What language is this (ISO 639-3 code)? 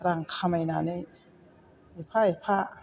brx